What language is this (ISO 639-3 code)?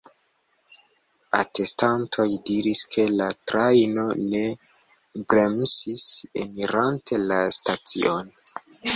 epo